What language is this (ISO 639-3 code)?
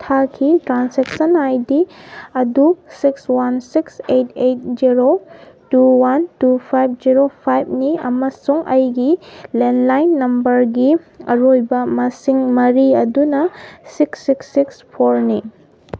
mni